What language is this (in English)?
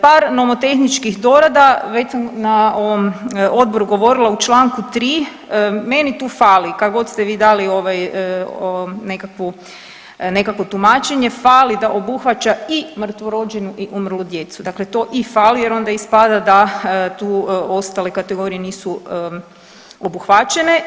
Croatian